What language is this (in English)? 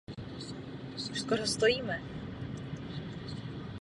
Czech